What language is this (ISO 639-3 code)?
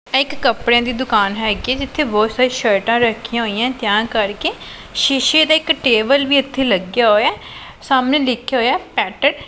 pan